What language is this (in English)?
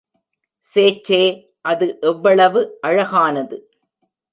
Tamil